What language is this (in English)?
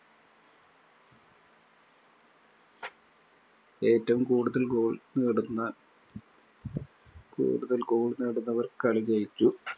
Malayalam